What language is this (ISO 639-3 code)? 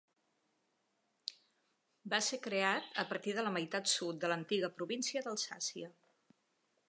cat